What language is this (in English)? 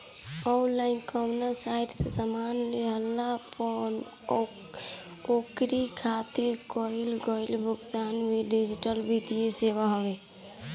Bhojpuri